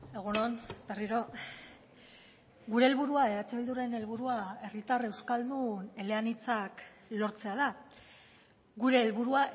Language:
Basque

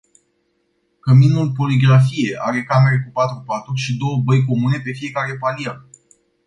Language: Romanian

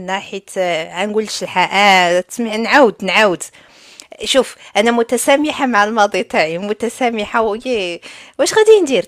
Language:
Arabic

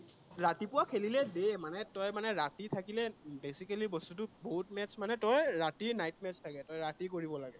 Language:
Assamese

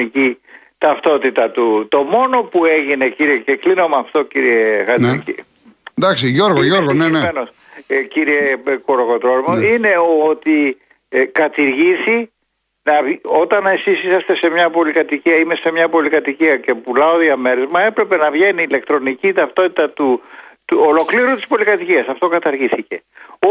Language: Greek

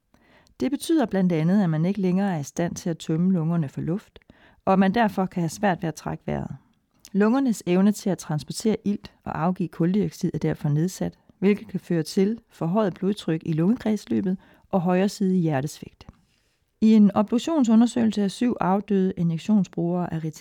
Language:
Danish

